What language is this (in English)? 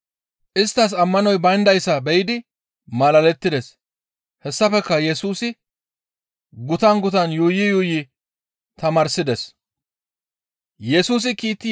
Gamo